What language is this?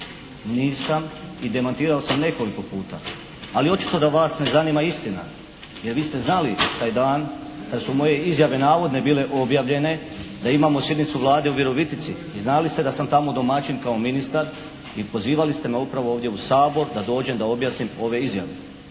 Croatian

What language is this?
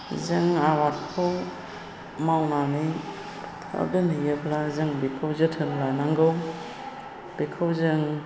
Bodo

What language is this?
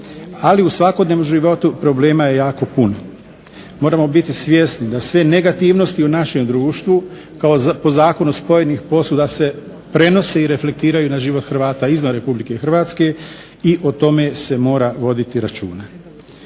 Croatian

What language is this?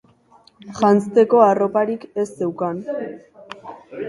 Basque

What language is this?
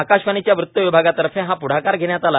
Marathi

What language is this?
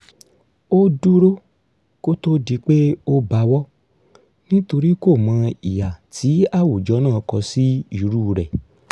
Yoruba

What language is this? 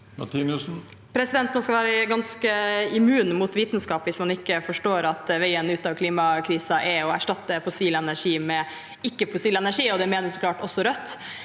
Norwegian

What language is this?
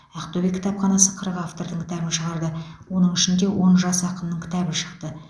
Kazakh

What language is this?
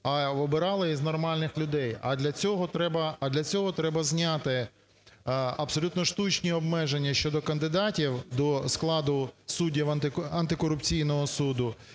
Ukrainian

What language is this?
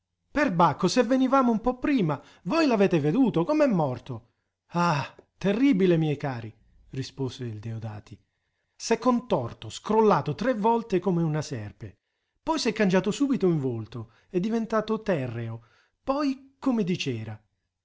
Italian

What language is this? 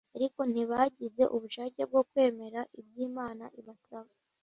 Kinyarwanda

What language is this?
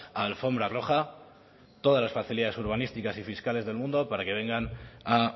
Spanish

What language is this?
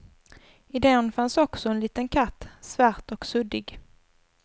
Swedish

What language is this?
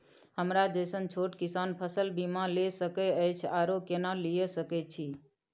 Maithili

